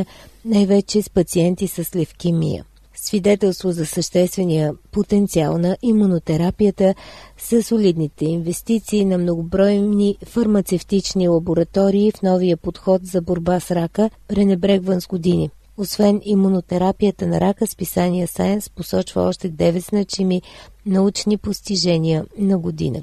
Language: Bulgarian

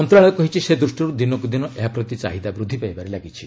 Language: Odia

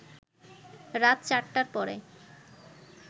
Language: Bangla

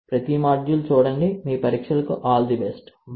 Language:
Telugu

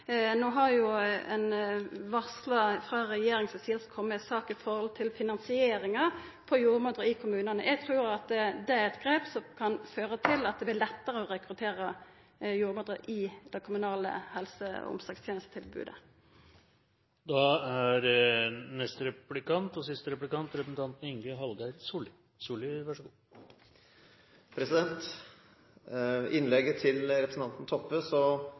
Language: Norwegian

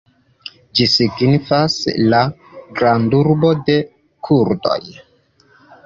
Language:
Esperanto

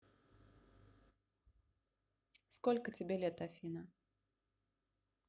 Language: Russian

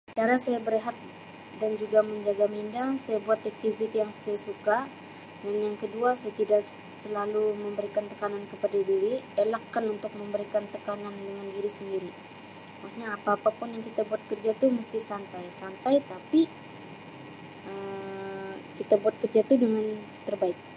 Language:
Sabah Malay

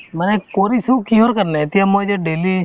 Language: Assamese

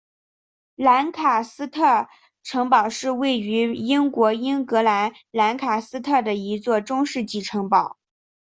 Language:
Chinese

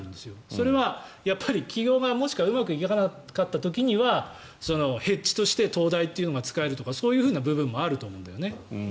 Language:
Japanese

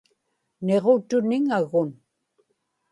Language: Inupiaq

